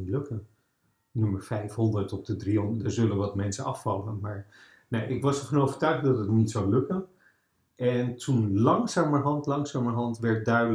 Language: Dutch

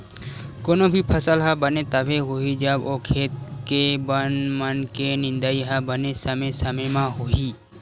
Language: Chhattisgarhi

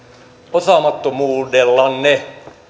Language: Finnish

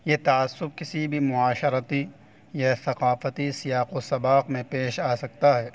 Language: Urdu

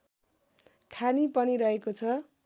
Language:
Nepali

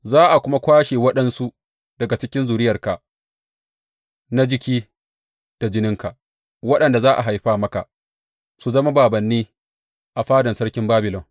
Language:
Hausa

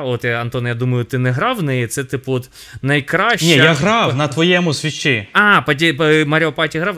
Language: Ukrainian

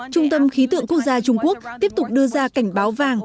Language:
Vietnamese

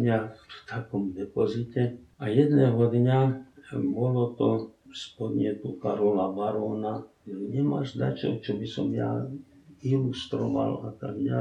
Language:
Slovak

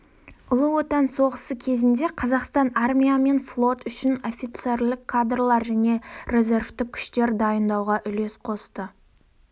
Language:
Kazakh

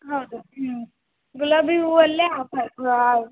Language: Kannada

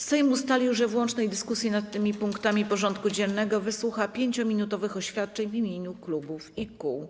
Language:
Polish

